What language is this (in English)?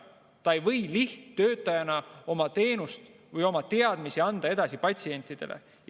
Estonian